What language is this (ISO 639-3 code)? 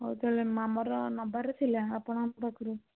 ori